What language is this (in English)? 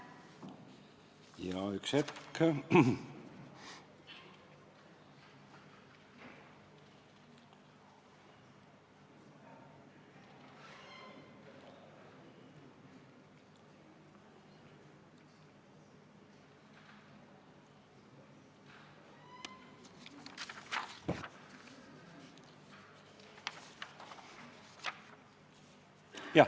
Estonian